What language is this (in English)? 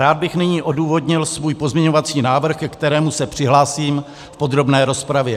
Czech